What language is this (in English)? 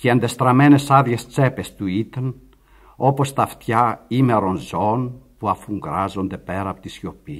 Greek